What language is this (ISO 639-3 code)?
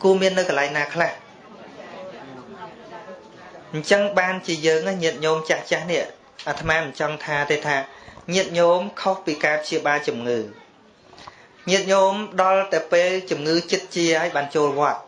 vie